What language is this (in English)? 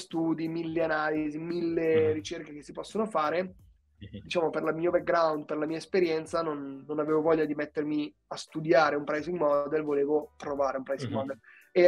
Italian